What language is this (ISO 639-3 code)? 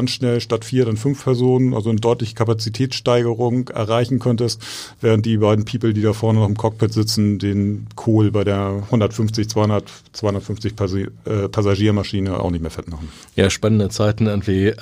deu